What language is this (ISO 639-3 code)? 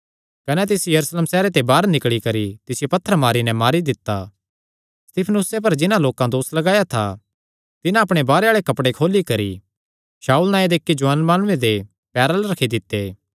xnr